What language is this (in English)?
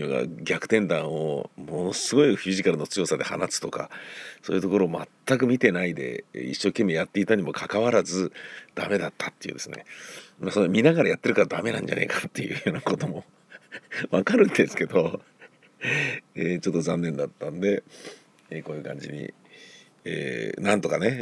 Japanese